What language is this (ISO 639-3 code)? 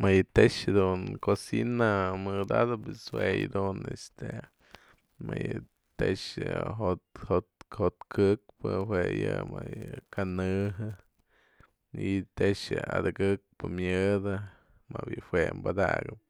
mzl